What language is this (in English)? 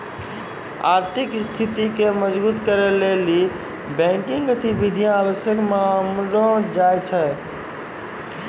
Maithili